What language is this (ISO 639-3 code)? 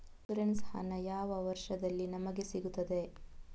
kan